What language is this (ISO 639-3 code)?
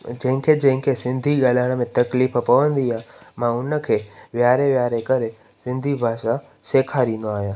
snd